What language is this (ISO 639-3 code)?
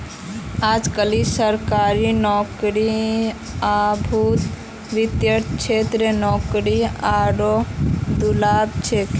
mag